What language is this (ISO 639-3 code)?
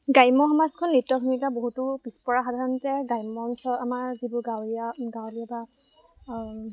asm